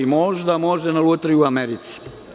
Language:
Serbian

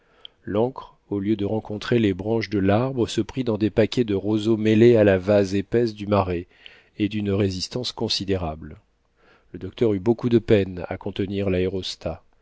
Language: French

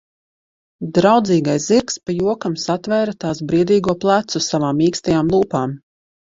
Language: Latvian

